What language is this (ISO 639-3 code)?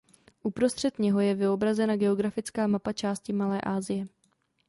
ces